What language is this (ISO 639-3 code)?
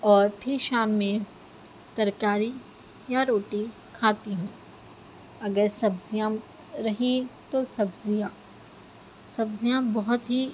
urd